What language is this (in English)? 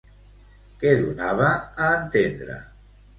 Catalan